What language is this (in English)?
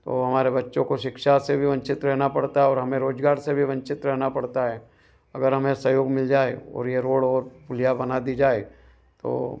Hindi